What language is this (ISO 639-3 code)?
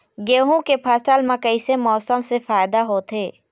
hne